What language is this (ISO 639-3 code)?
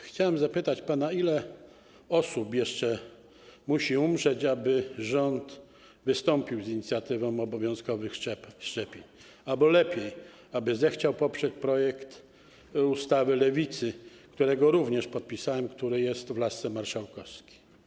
pol